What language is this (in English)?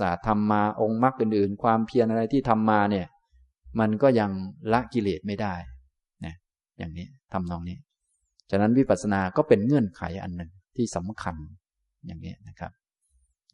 Thai